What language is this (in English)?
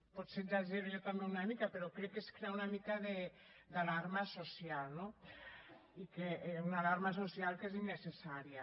Catalan